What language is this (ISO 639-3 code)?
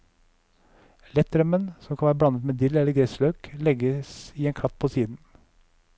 nor